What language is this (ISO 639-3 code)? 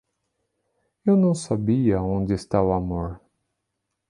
por